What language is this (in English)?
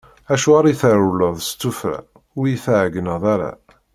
Kabyle